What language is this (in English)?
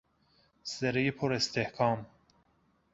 Persian